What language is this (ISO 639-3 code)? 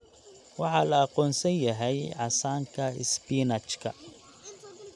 som